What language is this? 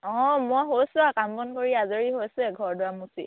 Assamese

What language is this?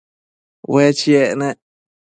Matsés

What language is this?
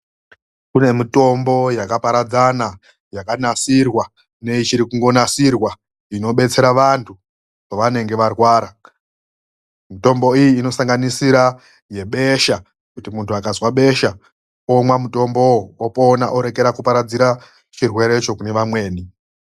Ndau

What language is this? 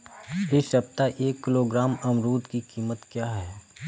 Hindi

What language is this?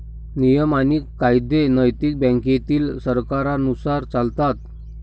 Marathi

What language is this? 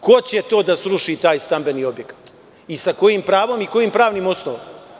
Serbian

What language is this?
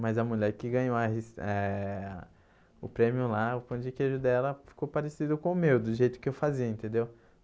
Portuguese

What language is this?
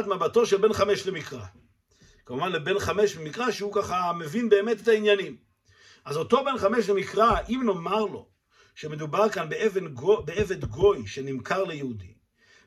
Hebrew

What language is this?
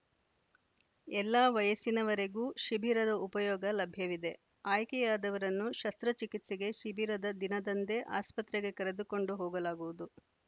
Kannada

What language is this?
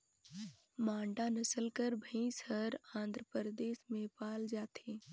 Chhattisgarhi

